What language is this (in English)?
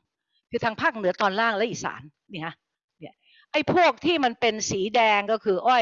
Thai